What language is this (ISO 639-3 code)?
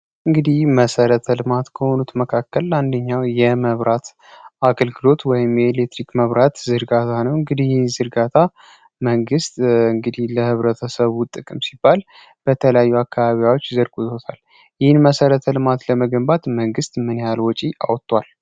amh